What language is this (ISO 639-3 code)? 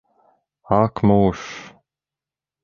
lav